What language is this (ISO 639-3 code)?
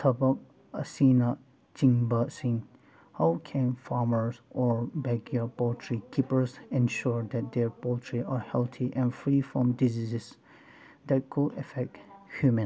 mni